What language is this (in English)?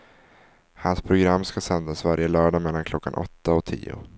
Swedish